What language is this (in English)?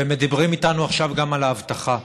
Hebrew